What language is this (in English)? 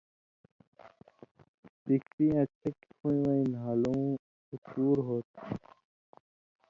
Indus Kohistani